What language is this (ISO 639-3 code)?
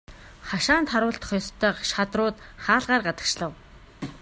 mon